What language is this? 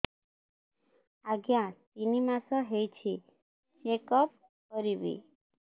Odia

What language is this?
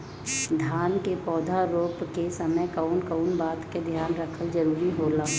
Bhojpuri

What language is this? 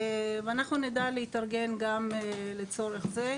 Hebrew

